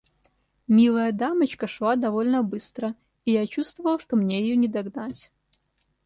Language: Russian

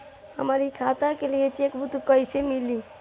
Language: Bhojpuri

